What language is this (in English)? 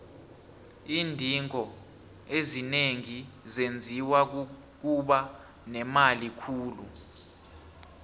South Ndebele